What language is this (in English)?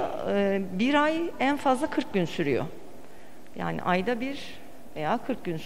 Turkish